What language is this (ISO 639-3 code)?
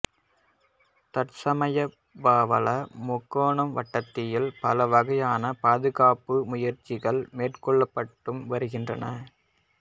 tam